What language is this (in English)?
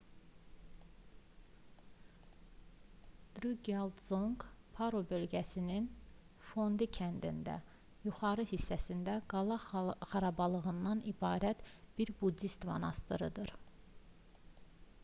Azerbaijani